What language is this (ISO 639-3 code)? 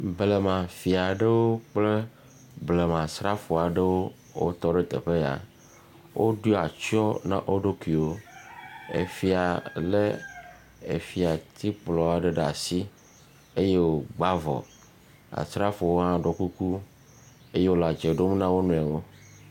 ewe